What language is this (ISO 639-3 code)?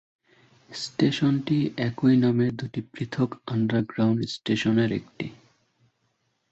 ben